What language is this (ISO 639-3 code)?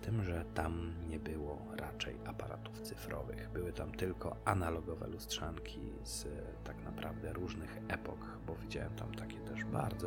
pol